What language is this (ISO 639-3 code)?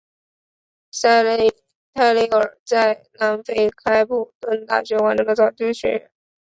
zho